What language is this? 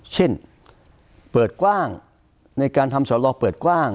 Thai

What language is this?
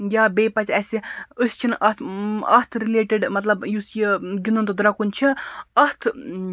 Kashmiri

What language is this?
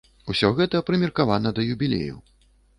Belarusian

